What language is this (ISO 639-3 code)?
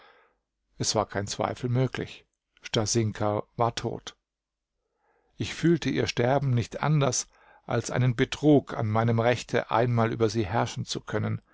deu